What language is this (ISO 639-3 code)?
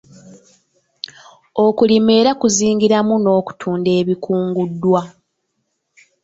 lug